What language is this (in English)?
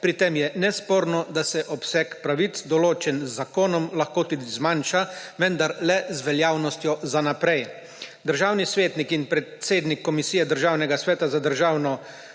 Slovenian